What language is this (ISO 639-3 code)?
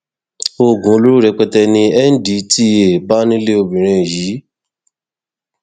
yor